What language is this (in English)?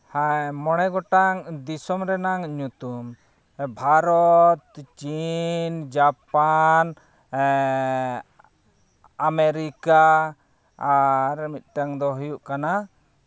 Santali